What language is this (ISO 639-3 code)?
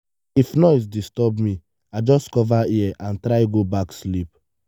pcm